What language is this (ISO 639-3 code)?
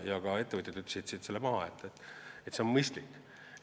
est